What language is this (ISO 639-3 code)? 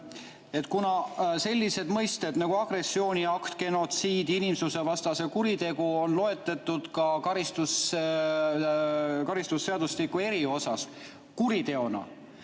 est